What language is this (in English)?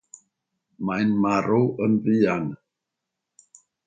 Welsh